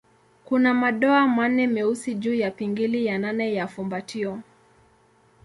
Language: Swahili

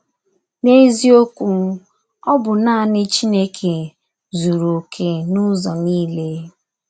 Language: Igbo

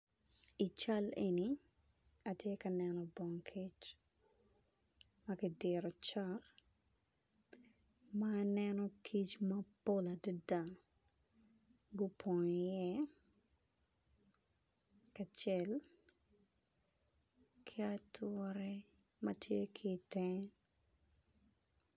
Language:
Acoli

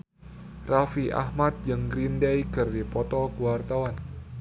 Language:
Sundanese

